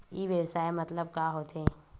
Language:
Chhattisgarhi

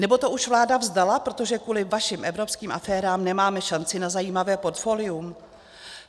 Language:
Czech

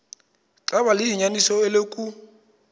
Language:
Xhosa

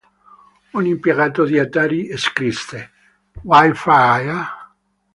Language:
Italian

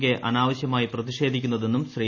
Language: Malayalam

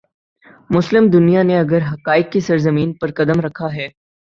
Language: Urdu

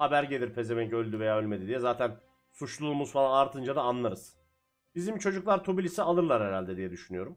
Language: Turkish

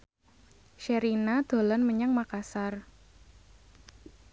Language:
Javanese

